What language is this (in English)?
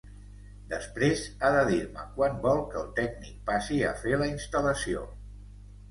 Catalan